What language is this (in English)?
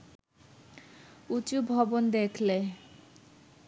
Bangla